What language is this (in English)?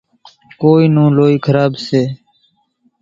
Kachi Koli